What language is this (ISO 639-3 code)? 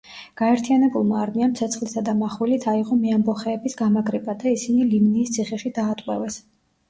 kat